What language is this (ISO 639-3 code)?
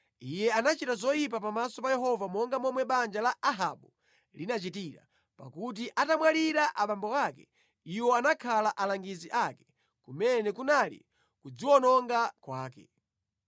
nya